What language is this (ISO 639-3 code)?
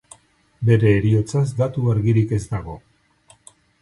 eus